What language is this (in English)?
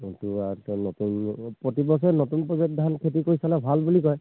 Assamese